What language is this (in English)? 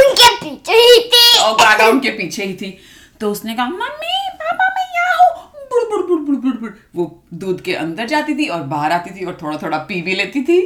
Hindi